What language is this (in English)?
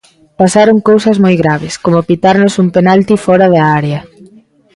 Galician